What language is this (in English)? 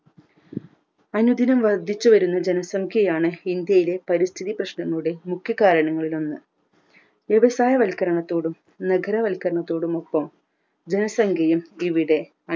Malayalam